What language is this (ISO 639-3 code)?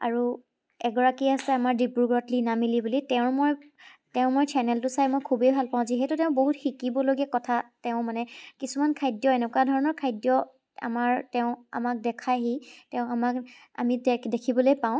asm